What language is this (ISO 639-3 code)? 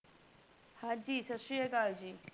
pan